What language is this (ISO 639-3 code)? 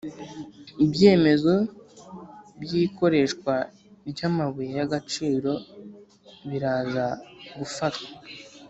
kin